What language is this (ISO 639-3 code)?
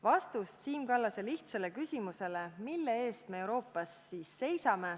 est